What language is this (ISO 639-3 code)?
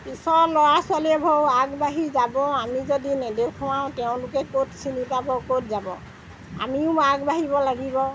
asm